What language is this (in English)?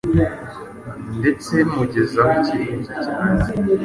Kinyarwanda